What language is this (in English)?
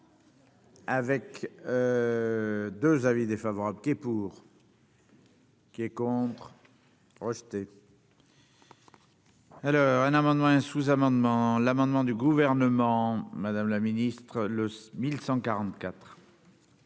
French